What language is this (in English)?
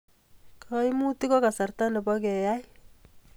Kalenjin